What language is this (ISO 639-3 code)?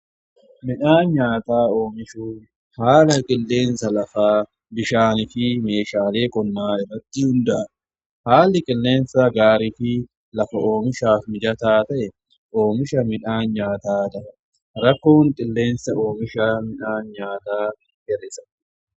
orm